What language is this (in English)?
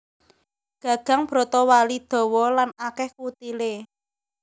Javanese